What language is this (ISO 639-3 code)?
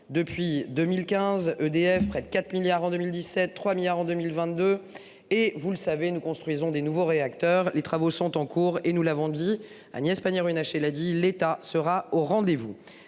fra